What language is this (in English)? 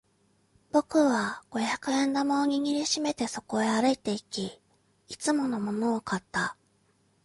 Japanese